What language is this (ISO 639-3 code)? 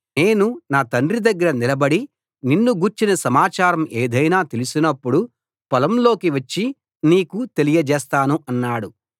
tel